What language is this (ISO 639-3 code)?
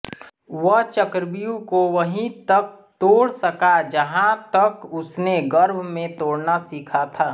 hin